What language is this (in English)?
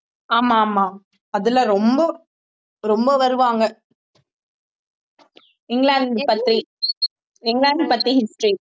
Tamil